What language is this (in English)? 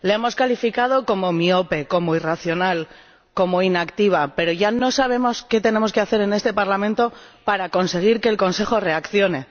Spanish